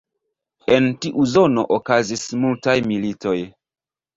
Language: Esperanto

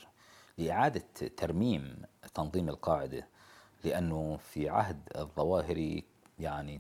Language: Arabic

